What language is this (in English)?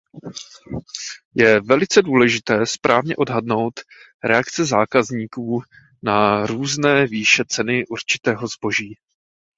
Czech